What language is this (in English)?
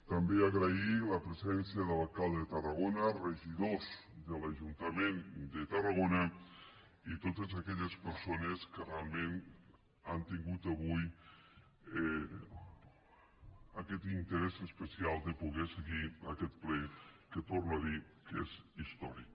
Catalan